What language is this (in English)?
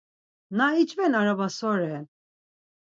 Laz